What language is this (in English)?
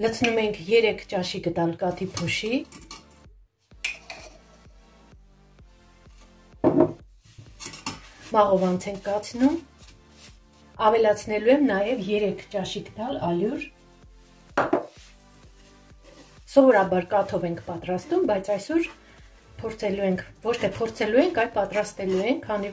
Romanian